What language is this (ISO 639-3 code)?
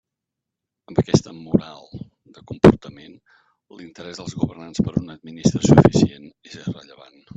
cat